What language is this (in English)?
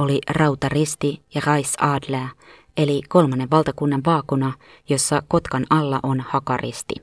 Finnish